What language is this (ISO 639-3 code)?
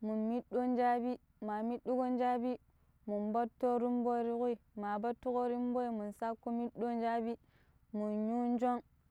pip